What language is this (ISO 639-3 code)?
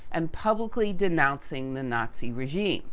eng